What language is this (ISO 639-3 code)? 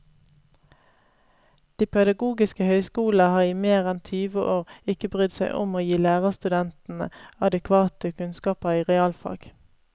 nor